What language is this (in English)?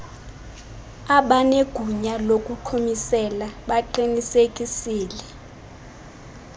Xhosa